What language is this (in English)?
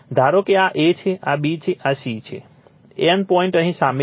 Gujarati